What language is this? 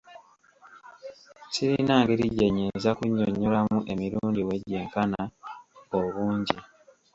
Ganda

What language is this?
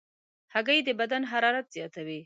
Pashto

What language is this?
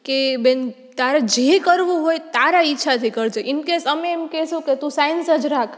Gujarati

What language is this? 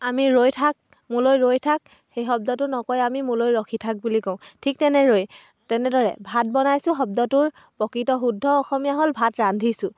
Assamese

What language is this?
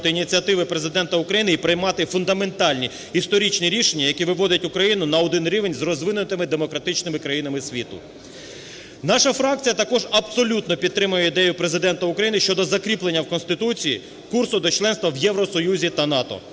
Ukrainian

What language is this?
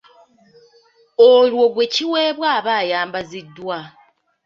Ganda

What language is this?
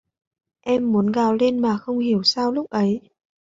Vietnamese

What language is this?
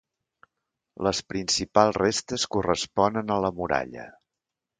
Catalan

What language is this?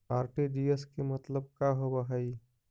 Magahi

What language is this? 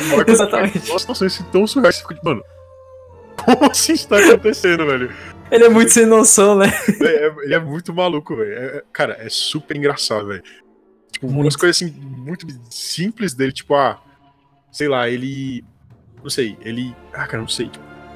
Portuguese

